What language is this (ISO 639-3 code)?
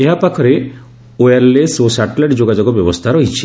ori